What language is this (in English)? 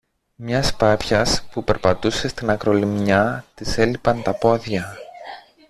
Greek